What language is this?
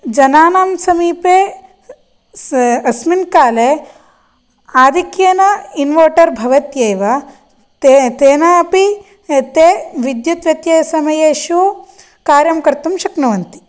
Sanskrit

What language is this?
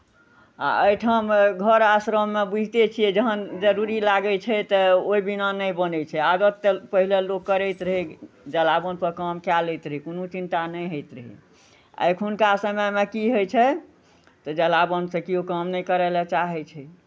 Maithili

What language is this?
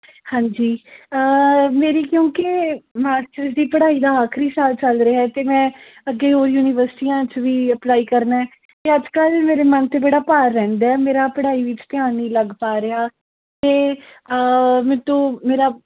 Punjabi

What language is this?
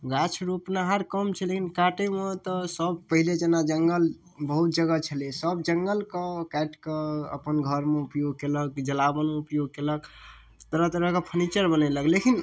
Maithili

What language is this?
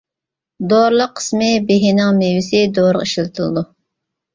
Uyghur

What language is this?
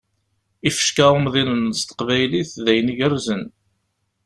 Kabyle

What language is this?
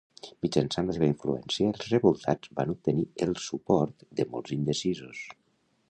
Catalan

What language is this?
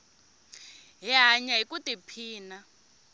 Tsonga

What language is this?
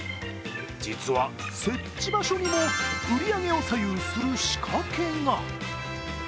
Japanese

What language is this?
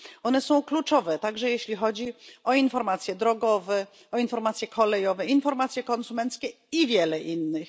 Polish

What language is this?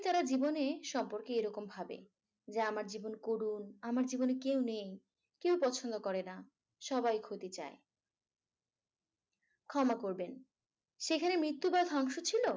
Bangla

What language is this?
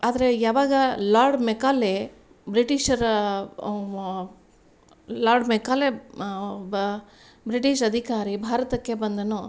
Kannada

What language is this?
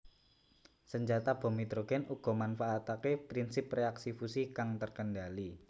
Javanese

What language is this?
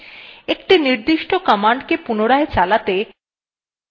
Bangla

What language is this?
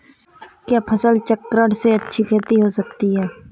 Hindi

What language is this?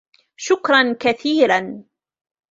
Arabic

